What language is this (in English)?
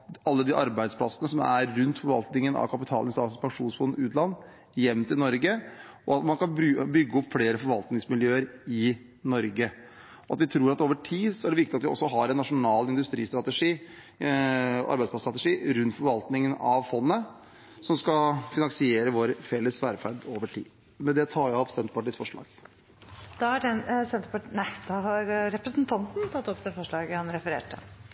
Norwegian Bokmål